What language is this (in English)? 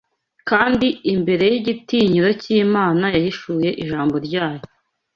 Kinyarwanda